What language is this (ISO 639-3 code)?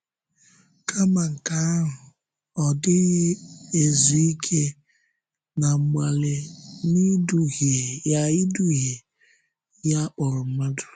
ibo